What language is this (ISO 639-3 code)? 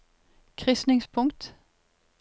nor